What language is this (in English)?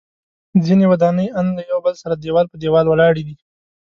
Pashto